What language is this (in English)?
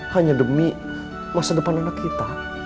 Indonesian